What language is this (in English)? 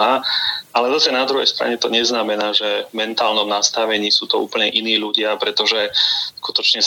Slovak